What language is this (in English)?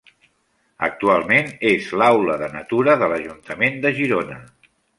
Catalan